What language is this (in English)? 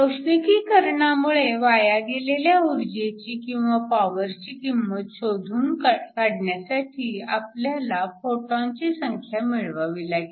Marathi